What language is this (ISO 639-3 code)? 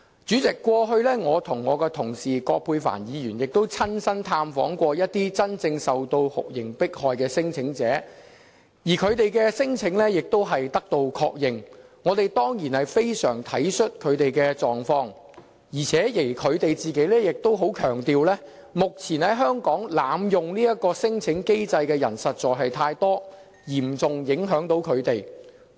yue